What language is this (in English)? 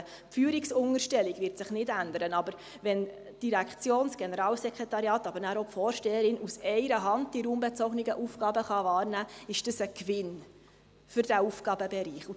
Swiss German